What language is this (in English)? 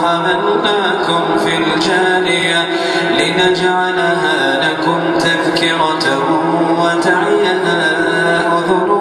Arabic